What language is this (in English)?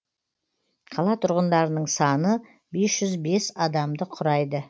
Kazakh